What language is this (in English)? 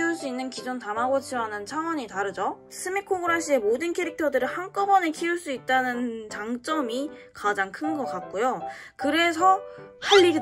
Korean